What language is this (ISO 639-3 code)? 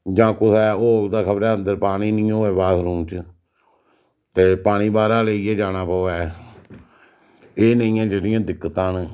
doi